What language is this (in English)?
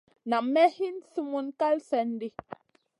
Masana